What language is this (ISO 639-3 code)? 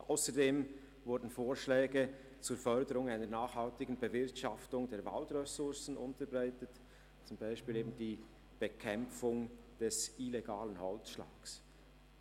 gsw